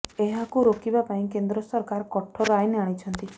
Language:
Odia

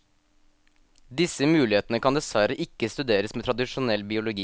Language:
Norwegian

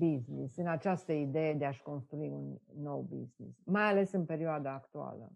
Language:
Romanian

